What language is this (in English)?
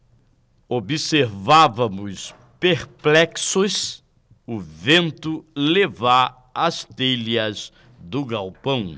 Portuguese